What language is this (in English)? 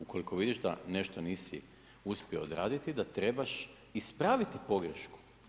Croatian